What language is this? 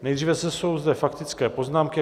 Czech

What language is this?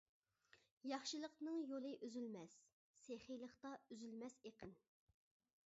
Uyghur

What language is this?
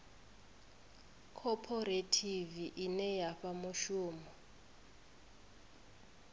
Venda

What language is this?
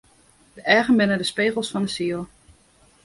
Western Frisian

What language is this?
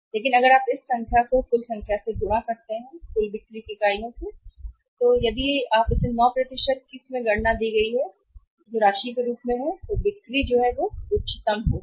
Hindi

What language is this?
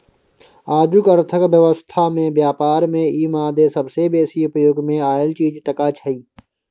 Maithili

